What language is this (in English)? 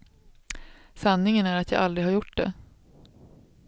Swedish